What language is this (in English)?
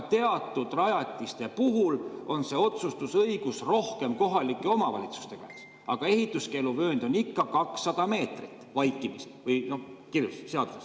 Estonian